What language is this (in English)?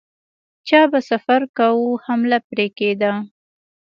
Pashto